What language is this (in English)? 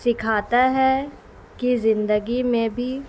Urdu